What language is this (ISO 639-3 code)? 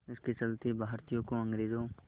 hin